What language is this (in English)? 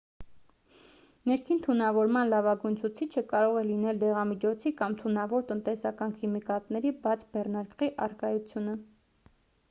Armenian